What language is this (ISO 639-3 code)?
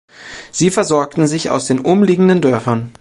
deu